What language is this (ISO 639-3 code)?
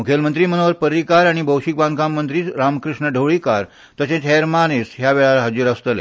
kok